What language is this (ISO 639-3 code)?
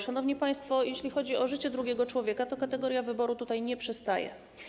pol